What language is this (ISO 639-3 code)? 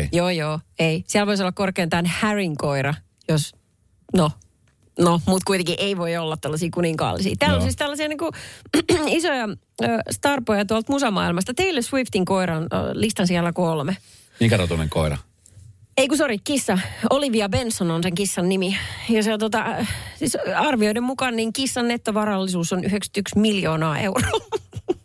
fin